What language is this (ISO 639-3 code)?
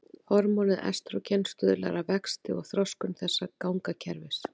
isl